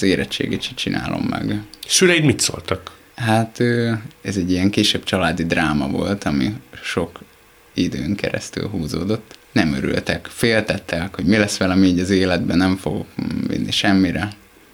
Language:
Hungarian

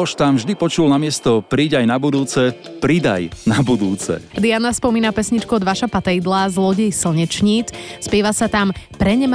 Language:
Slovak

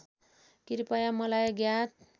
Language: Nepali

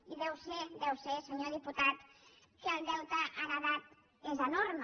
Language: Catalan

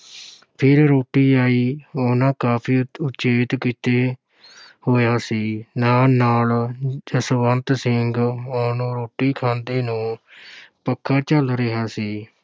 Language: Punjabi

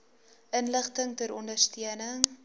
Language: Afrikaans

